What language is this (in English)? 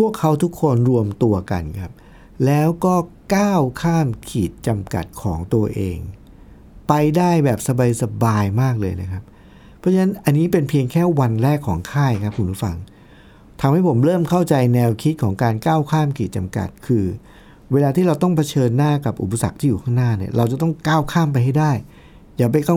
Thai